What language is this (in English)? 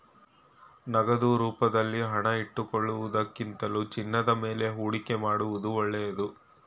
Kannada